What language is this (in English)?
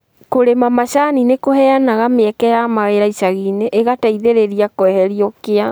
Kikuyu